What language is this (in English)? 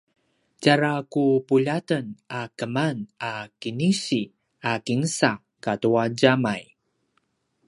Paiwan